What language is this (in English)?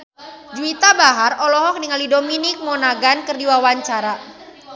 Sundanese